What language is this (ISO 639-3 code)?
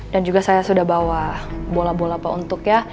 ind